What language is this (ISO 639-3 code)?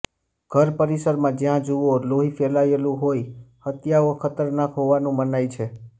guj